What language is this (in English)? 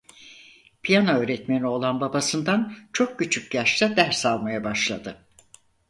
Turkish